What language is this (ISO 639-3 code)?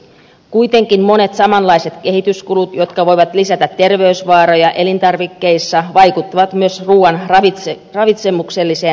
fin